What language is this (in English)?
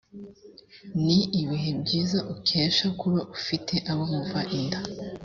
Kinyarwanda